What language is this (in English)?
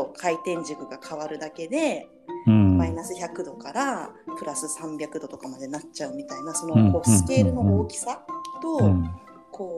Japanese